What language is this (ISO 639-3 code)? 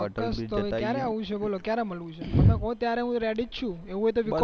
guj